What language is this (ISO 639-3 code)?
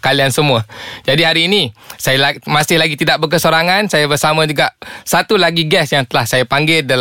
msa